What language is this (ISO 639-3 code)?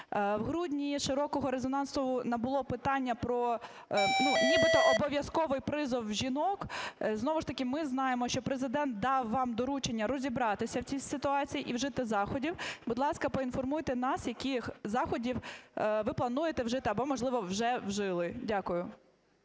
ukr